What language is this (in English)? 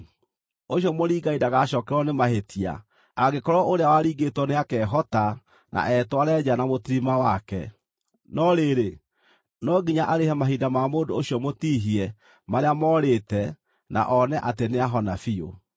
Kikuyu